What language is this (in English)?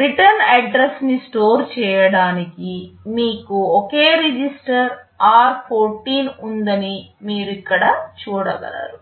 Telugu